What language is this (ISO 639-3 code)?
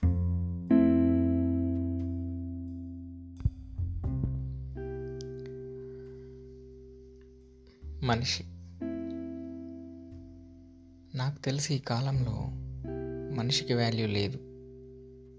tel